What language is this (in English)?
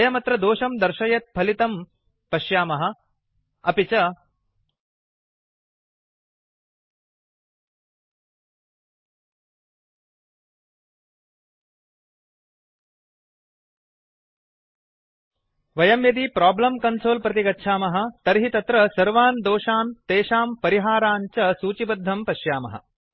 Sanskrit